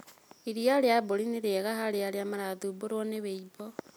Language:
Kikuyu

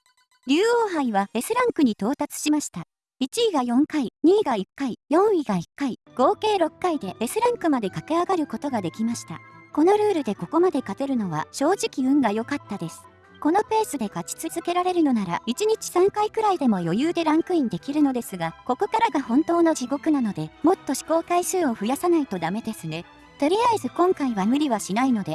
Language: Japanese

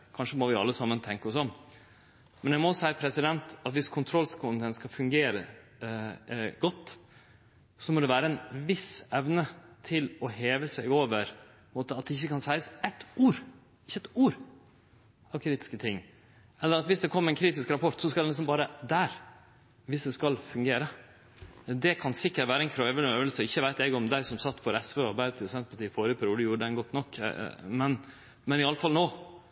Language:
Norwegian Nynorsk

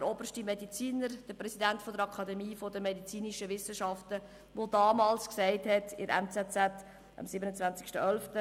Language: Swiss German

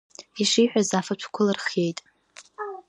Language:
Abkhazian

